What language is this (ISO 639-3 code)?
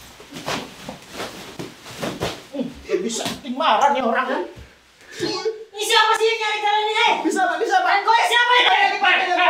ind